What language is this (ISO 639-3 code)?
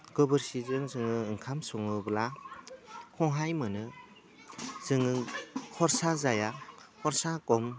brx